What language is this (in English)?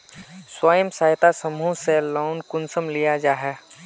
Magahi